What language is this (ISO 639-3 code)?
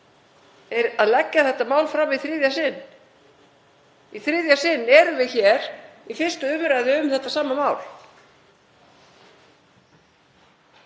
isl